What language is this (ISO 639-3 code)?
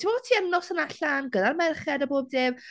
cym